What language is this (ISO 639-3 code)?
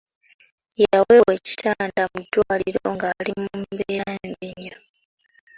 lug